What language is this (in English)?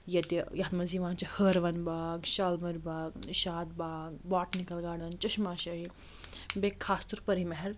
Kashmiri